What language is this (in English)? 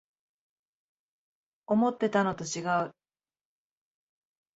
Japanese